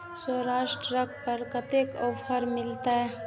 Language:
Maithili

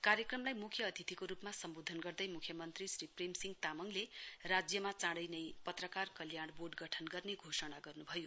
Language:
Nepali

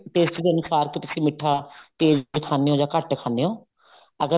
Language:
Punjabi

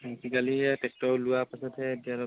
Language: Assamese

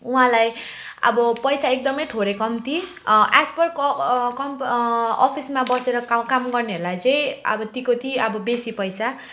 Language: Nepali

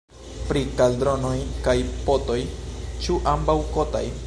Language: Esperanto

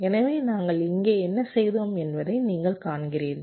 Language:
Tamil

